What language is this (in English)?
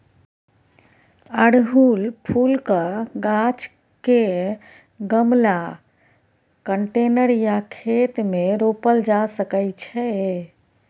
Maithili